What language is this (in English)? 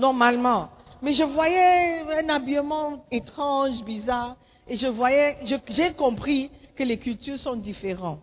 French